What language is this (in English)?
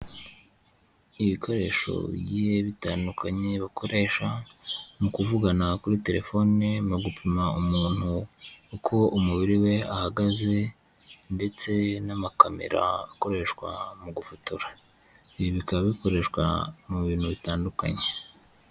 Kinyarwanda